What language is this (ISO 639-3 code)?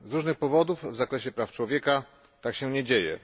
pol